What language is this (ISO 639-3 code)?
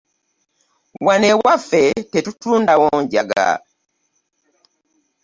lug